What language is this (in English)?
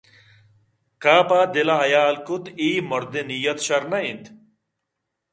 Eastern Balochi